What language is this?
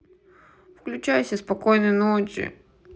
Russian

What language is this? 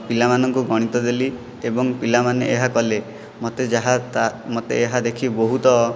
Odia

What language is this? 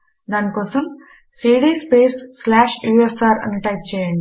Telugu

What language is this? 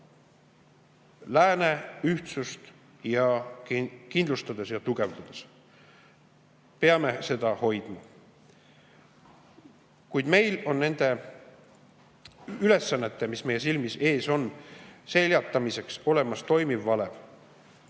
Estonian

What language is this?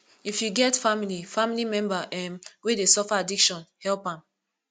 Nigerian Pidgin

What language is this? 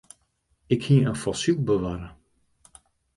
Western Frisian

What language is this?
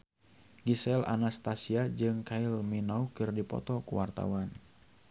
Sundanese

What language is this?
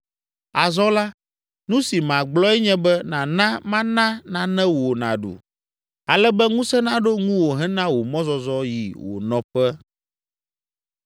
Ewe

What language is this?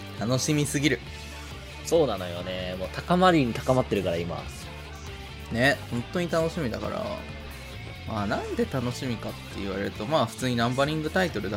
Japanese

